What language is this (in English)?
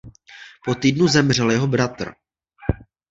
Czech